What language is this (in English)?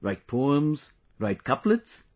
English